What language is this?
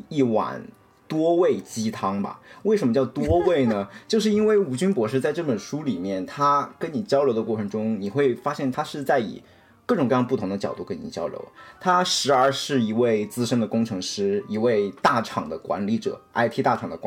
Chinese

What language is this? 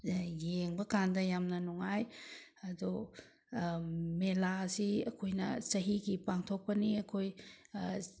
Manipuri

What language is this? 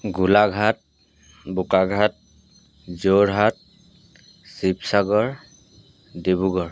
Assamese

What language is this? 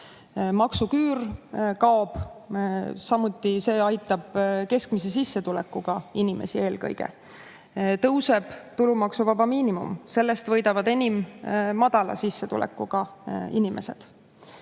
Estonian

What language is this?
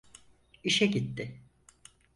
Turkish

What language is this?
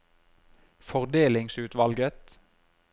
Norwegian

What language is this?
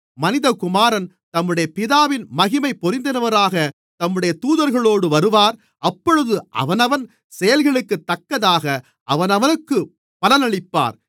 Tamil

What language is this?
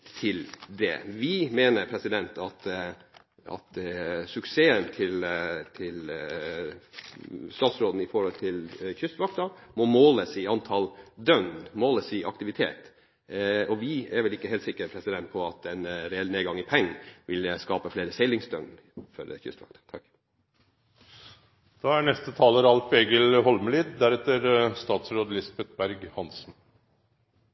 Norwegian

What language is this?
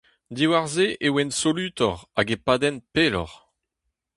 Breton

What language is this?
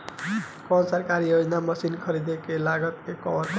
Bhojpuri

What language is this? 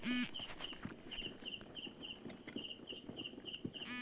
Bangla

